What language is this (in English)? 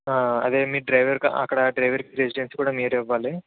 Telugu